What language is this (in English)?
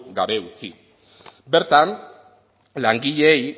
Basque